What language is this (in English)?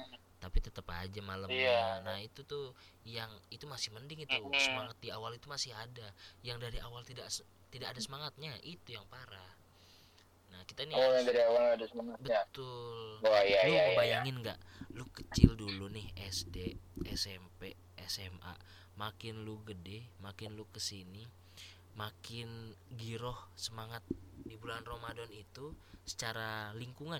Indonesian